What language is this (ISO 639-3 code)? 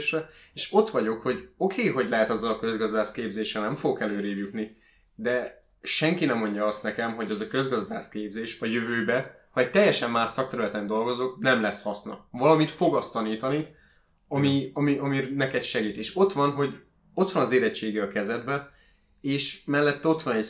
hun